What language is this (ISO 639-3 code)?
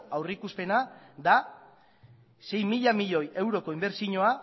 eus